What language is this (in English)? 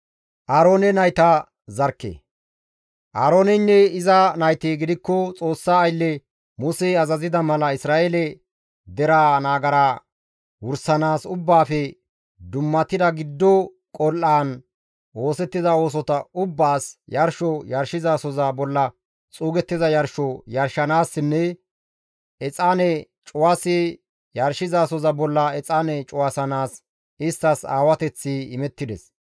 Gamo